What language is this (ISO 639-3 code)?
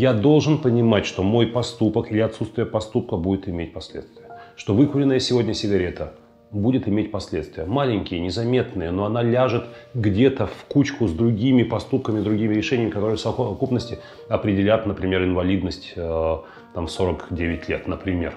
rus